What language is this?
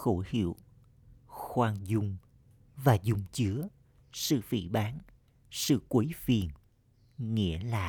Vietnamese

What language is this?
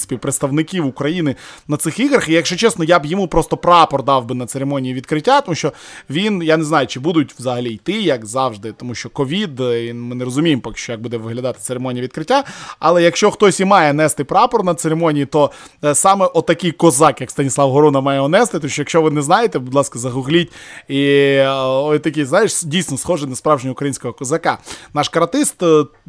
Ukrainian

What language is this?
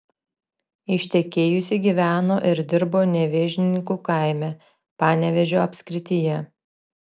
Lithuanian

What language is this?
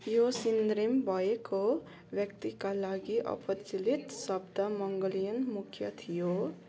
Nepali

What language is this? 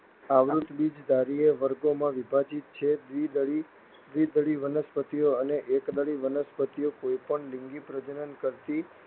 Gujarati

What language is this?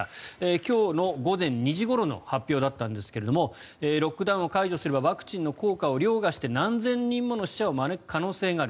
Japanese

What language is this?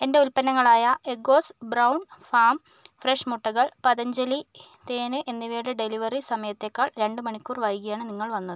Malayalam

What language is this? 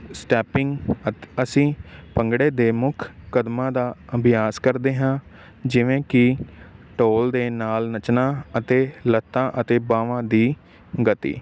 Punjabi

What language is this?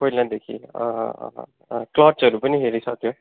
Nepali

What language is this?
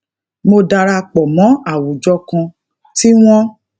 Yoruba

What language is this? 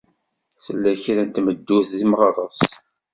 Kabyle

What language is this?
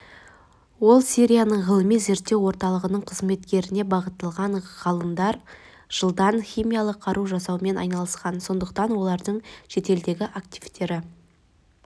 Kazakh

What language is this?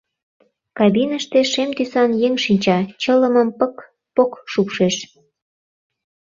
Mari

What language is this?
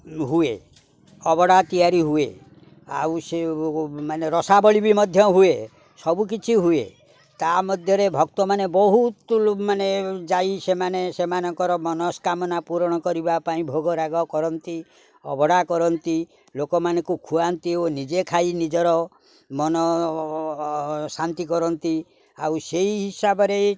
Odia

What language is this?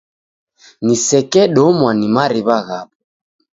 Taita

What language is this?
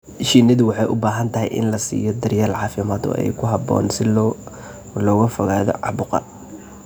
Somali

